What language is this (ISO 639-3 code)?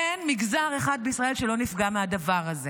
heb